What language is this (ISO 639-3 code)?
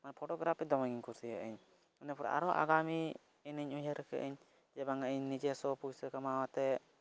sat